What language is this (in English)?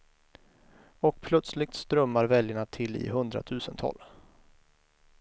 Swedish